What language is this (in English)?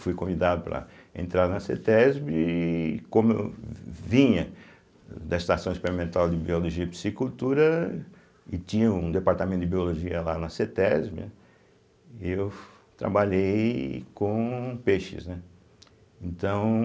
Portuguese